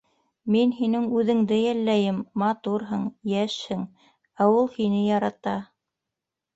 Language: Bashkir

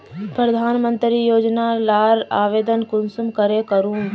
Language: Magahi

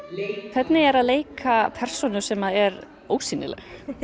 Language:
Icelandic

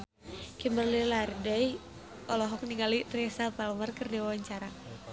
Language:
Sundanese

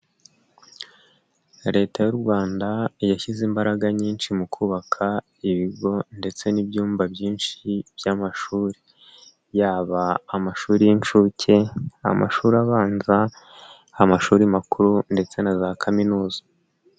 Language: Kinyarwanda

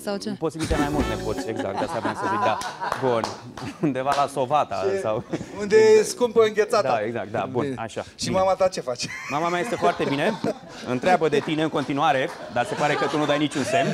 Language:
Romanian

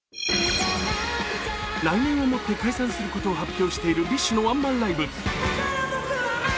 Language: Japanese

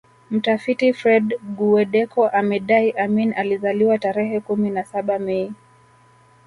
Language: Swahili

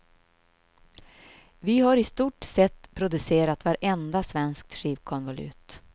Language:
Swedish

